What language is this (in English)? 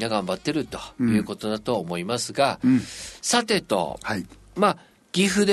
Japanese